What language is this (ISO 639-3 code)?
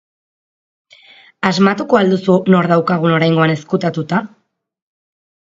eus